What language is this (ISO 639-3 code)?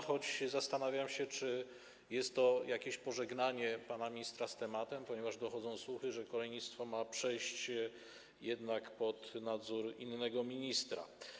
pol